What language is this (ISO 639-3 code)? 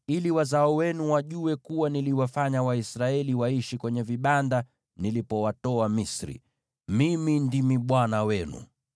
swa